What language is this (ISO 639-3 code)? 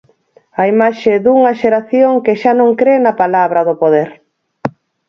glg